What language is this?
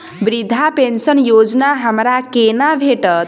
Maithili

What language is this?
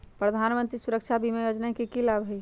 Magahi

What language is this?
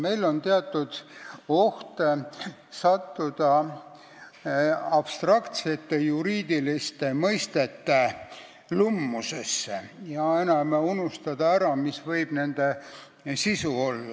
Estonian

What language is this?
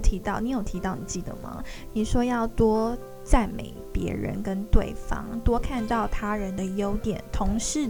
Chinese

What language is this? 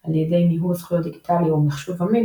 Hebrew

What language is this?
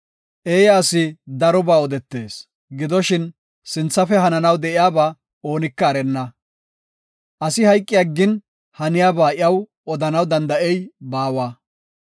Gofa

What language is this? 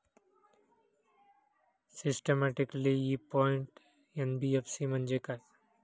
Marathi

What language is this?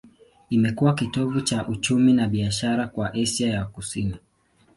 Swahili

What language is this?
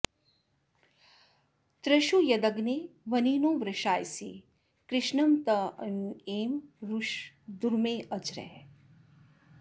Sanskrit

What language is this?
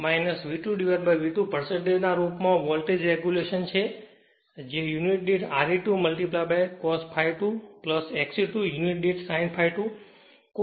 Gujarati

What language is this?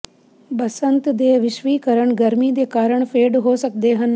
Punjabi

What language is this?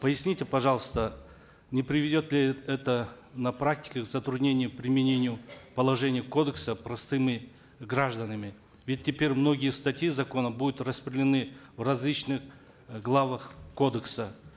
Kazakh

